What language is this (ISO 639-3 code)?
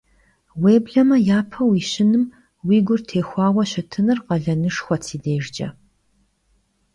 kbd